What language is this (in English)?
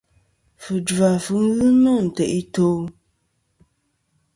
Kom